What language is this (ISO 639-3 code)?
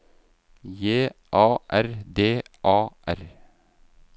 nor